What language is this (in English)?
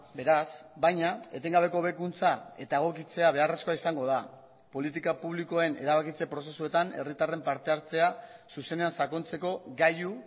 Basque